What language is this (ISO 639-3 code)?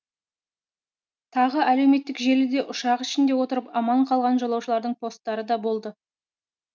kaz